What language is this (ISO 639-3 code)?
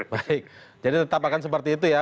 ind